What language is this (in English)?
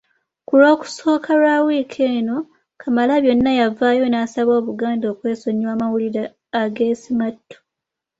Ganda